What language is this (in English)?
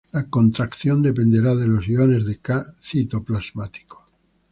Spanish